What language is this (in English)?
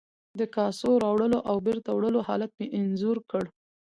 Pashto